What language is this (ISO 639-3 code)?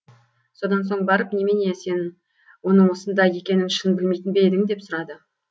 kaz